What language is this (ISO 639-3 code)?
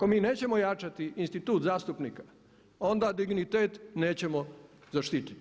hrv